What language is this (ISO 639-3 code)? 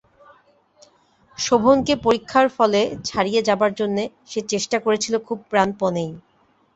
ben